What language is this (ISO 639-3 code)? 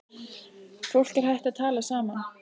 isl